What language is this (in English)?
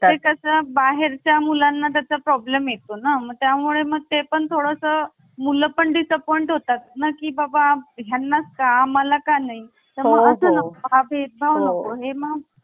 Marathi